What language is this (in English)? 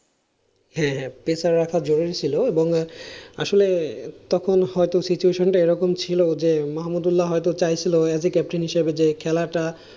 Bangla